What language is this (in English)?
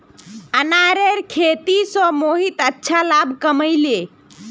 Magahi